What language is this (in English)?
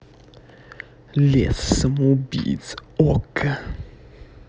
Russian